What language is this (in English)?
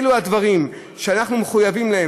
Hebrew